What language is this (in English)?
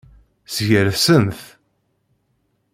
Kabyle